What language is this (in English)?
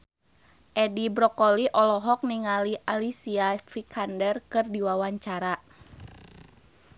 Sundanese